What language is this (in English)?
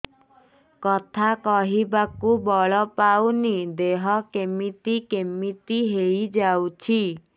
Odia